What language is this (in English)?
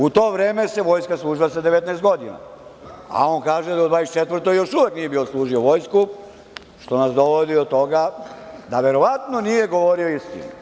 Serbian